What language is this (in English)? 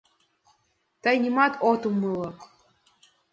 Mari